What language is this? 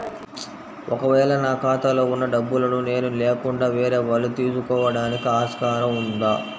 Telugu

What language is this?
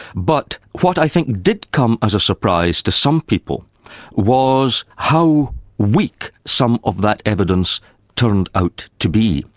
English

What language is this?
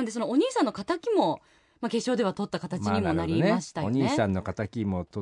Japanese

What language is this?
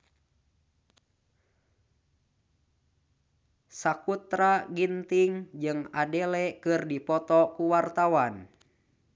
Sundanese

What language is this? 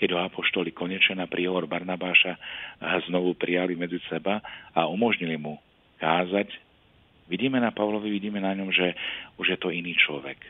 Slovak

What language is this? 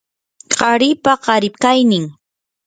Yanahuanca Pasco Quechua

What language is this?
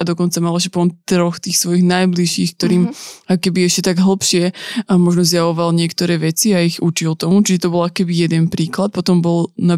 Slovak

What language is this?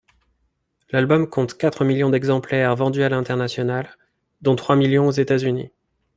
French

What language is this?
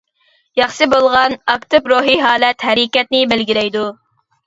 Uyghur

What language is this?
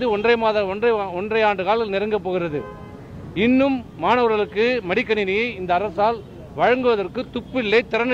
Romanian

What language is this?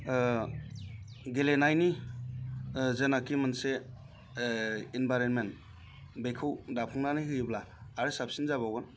Bodo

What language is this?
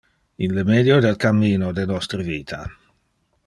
Interlingua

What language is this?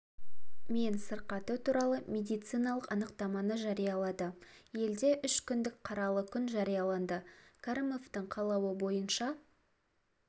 Kazakh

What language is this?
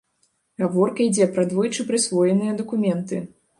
Belarusian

